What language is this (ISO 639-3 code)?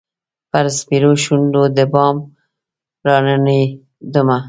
pus